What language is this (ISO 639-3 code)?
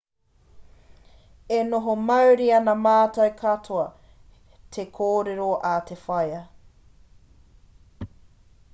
mri